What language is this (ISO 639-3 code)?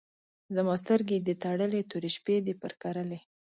pus